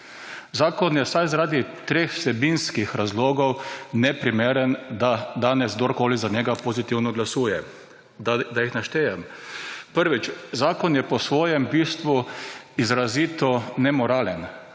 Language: Slovenian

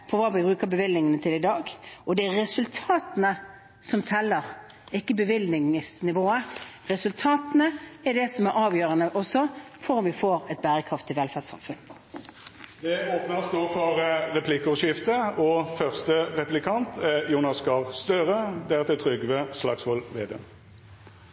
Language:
Norwegian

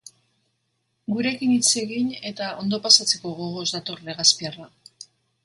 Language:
Basque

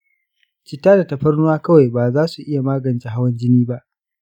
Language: Hausa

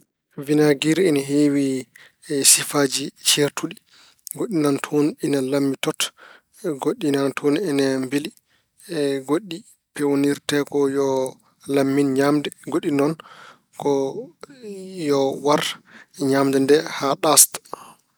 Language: Fula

